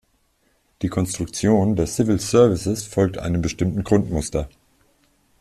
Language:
German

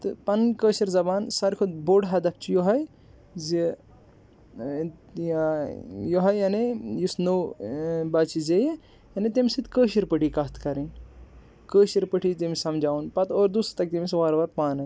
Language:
Kashmiri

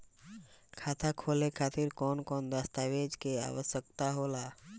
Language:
Bhojpuri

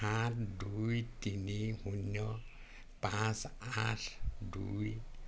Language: Assamese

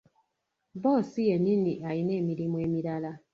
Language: Ganda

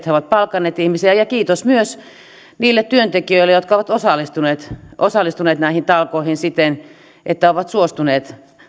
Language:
Finnish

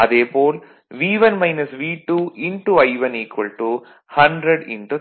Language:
Tamil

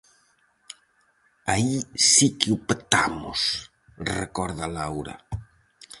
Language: Galician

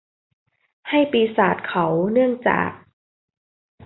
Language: Thai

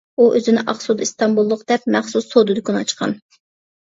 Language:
Uyghur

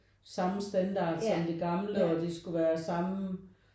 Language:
Danish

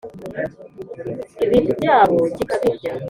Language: Kinyarwanda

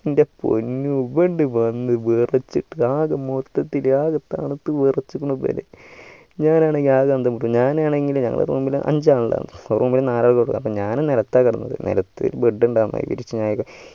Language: Malayalam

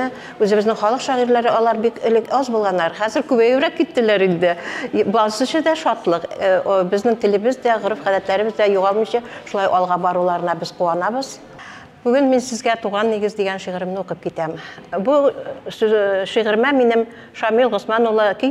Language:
Arabic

